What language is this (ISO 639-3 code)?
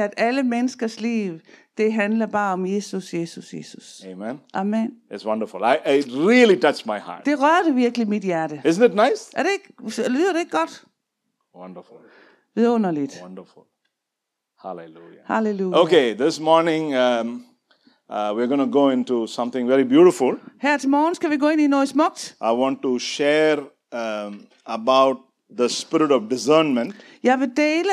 dan